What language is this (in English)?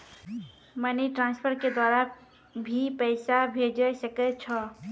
Maithili